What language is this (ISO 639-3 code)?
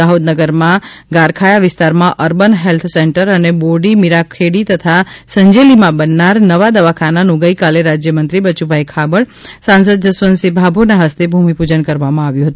guj